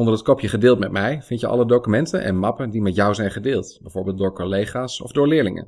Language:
Dutch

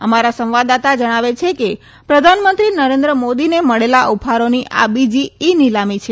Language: Gujarati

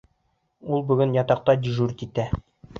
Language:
Bashkir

